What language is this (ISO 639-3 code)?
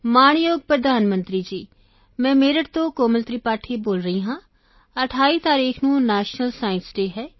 pan